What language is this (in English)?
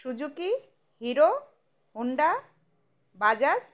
Bangla